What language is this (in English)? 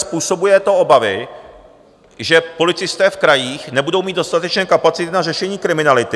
Czech